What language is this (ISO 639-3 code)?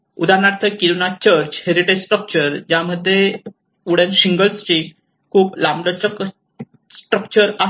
mar